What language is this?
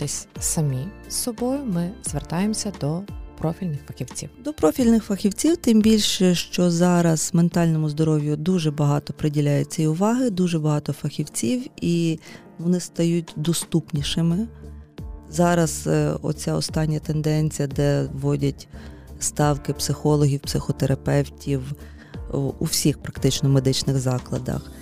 Ukrainian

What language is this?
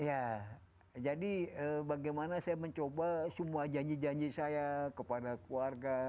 Indonesian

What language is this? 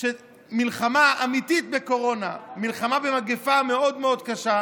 Hebrew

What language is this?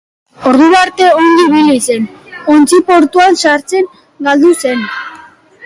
Basque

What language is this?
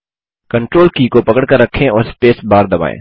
Hindi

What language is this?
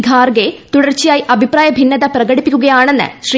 Malayalam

